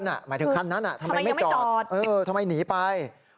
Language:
Thai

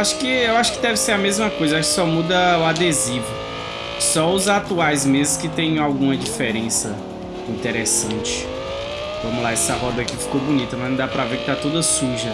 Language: Portuguese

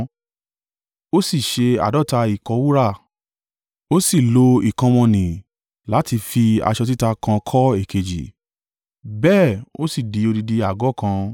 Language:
Yoruba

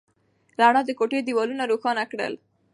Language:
Pashto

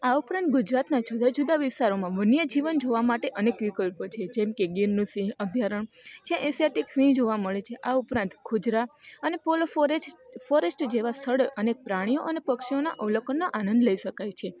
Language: Gujarati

